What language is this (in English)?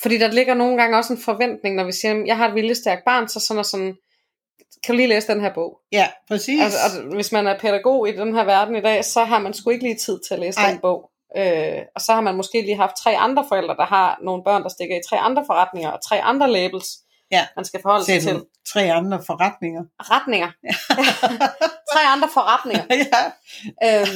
Danish